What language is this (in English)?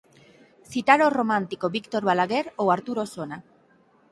Galician